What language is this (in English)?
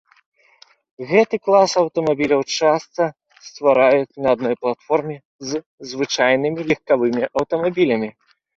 Belarusian